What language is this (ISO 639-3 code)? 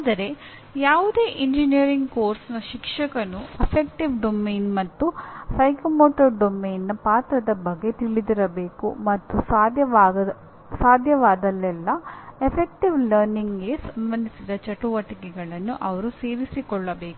kan